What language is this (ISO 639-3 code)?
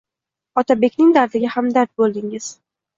uzb